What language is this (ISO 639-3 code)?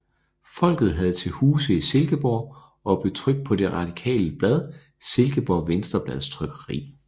dan